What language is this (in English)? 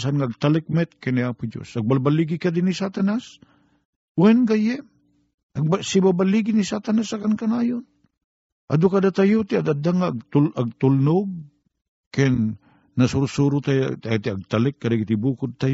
Filipino